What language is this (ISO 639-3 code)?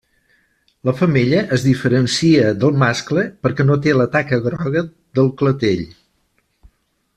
cat